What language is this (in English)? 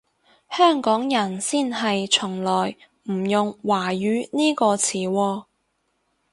Cantonese